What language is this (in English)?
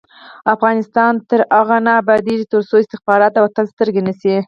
Pashto